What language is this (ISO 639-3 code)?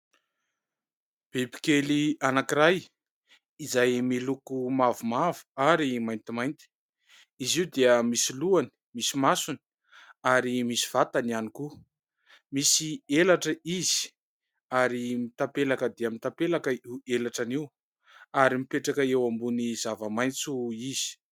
mlg